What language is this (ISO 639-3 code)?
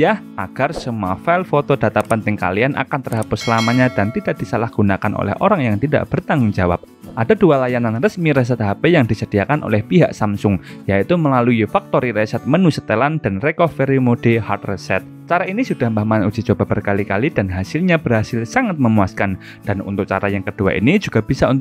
ind